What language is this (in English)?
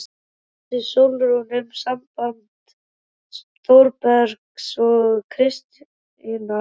Icelandic